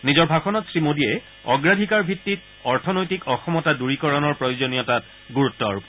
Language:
Assamese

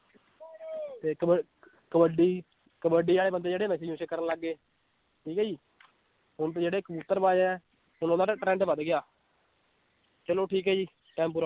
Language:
Punjabi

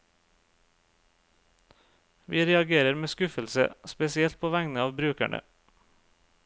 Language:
Norwegian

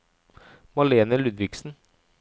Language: Norwegian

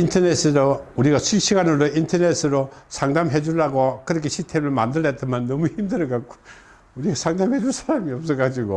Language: Korean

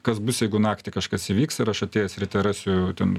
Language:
Lithuanian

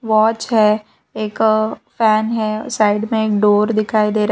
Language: Hindi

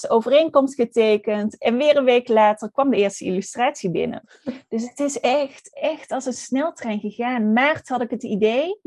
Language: Dutch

